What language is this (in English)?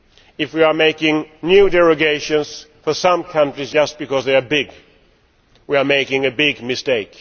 English